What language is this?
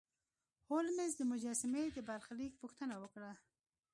Pashto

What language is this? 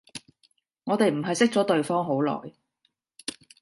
Cantonese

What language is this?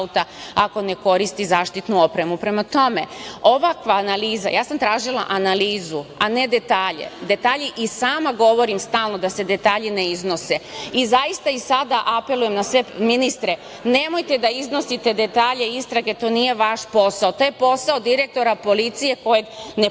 Serbian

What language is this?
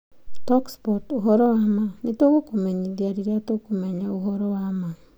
Kikuyu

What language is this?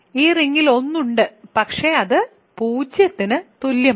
Malayalam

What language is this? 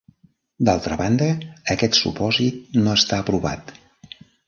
Catalan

